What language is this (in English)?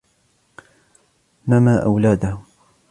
Arabic